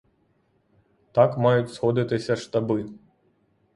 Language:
Ukrainian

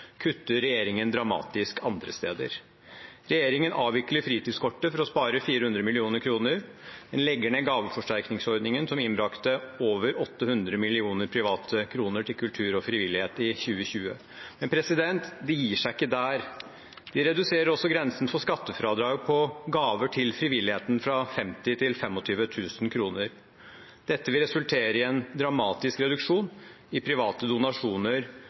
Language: Norwegian Bokmål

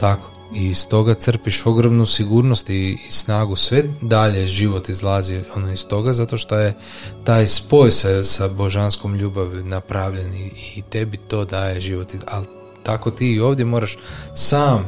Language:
Croatian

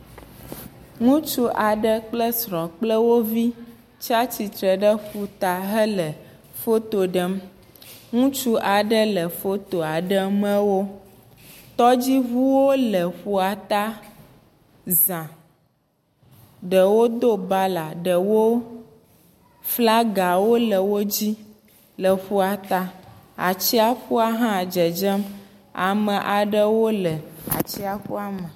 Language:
Ewe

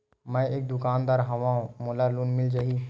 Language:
Chhattisgarhi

